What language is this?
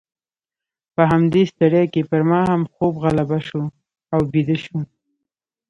Pashto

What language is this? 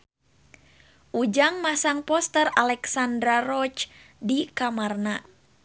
Sundanese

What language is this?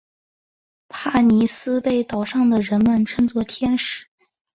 Chinese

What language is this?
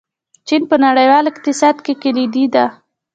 Pashto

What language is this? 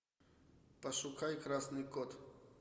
Russian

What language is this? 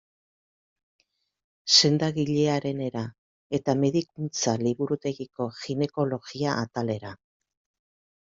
Basque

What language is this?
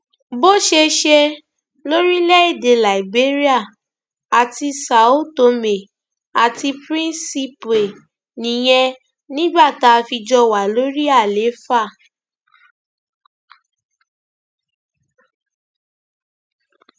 Yoruba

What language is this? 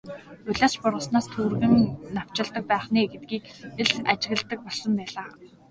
Mongolian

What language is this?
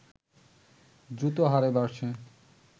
Bangla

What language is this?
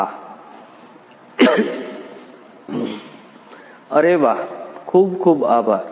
Gujarati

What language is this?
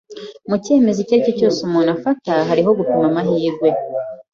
Kinyarwanda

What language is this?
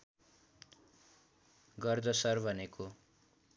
Nepali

